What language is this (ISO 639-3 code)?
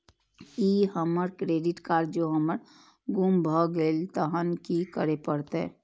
mai